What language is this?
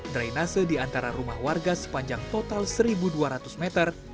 Indonesian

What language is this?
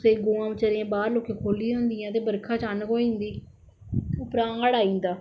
Dogri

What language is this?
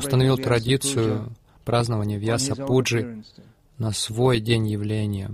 Russian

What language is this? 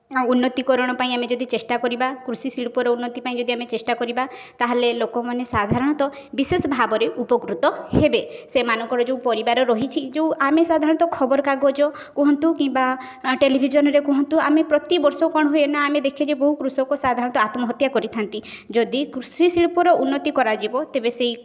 Odia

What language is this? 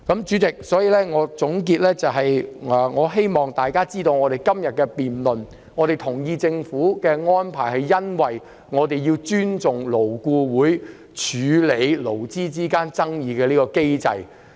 Cantonese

